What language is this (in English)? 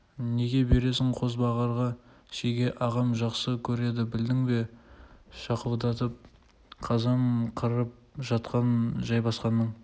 Kazakh